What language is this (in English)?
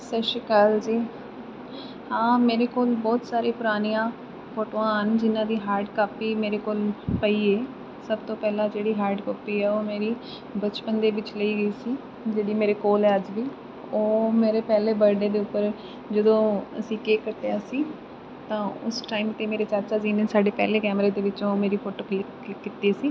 Punjabi